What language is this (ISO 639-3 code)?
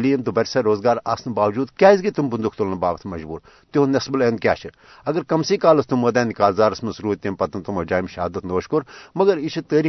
urd